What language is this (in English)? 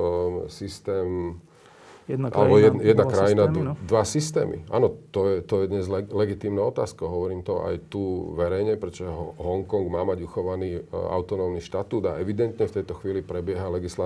Slovak